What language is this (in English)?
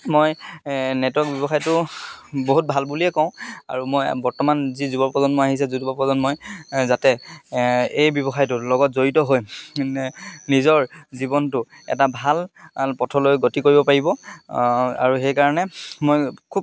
Assamese